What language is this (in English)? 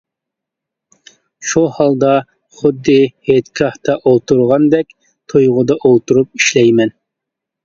Uyghur